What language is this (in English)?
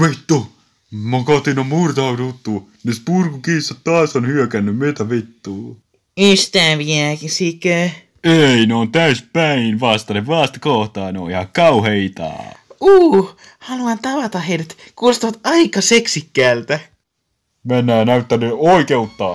Finnish